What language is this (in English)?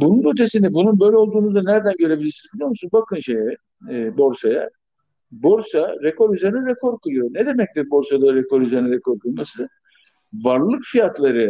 Turkish